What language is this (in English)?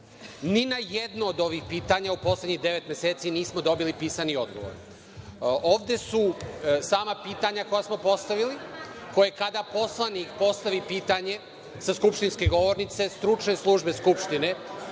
Serbian